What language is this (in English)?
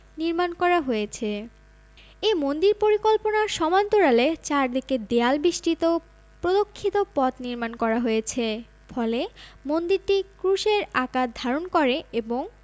Bangla